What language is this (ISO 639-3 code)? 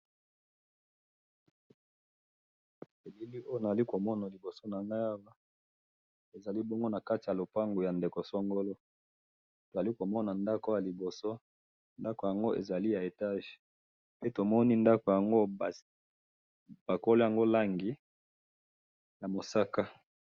lin